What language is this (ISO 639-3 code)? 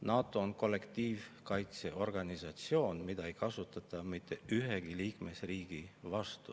est